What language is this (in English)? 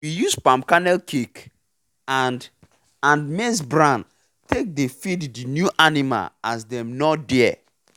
Nigerian Pidgin